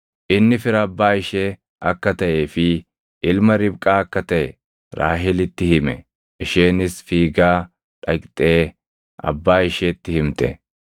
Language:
Oromo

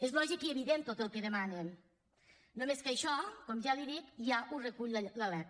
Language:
Catalan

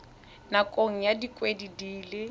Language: Tswana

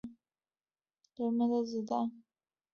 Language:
Chinese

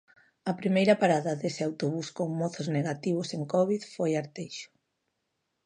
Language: Galician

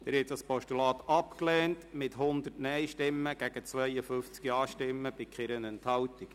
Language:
Swiss German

